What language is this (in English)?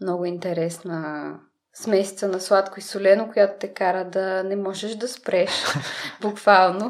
Bulgarian